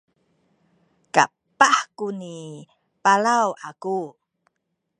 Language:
Sakizaya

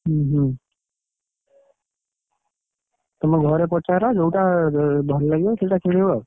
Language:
Odia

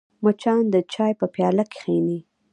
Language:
Pashto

